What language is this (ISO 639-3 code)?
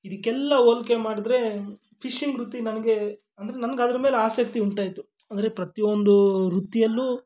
kan